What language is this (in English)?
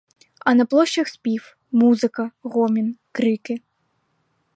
Ukrainian